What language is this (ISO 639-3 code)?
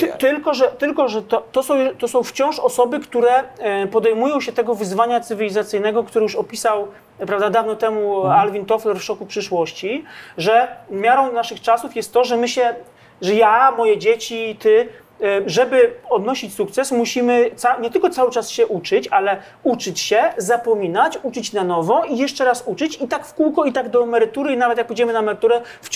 pol